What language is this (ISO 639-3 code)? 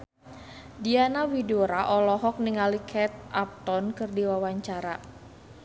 sun